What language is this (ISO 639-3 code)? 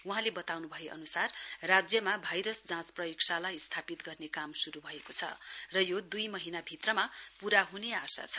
nep